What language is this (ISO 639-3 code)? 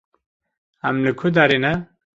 kur